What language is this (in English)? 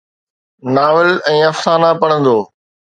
Sindhi